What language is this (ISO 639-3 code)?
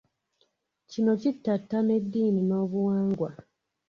lug